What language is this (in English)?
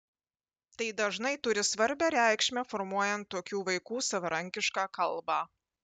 Lithuanian